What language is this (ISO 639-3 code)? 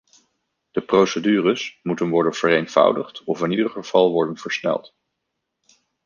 nld